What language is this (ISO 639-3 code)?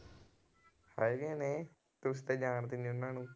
pan